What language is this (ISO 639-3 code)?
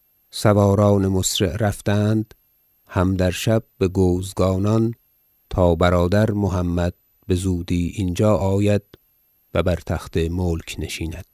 fas